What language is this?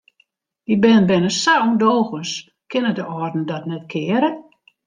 Western Frisian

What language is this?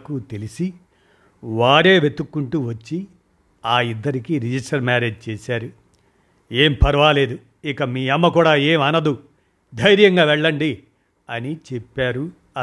Telugu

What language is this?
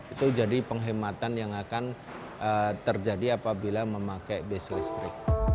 Indonesian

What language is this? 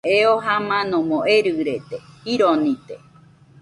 Nüpode Huitoto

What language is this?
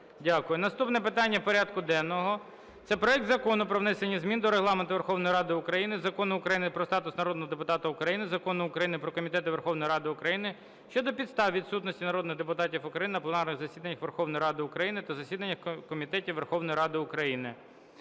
Ukrainian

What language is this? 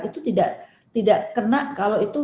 Indonesian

